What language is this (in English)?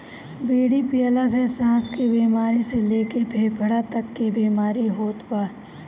Bhojpuri